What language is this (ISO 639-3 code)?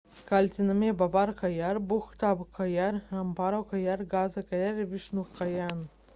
lit